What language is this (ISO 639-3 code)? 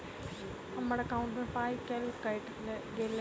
mai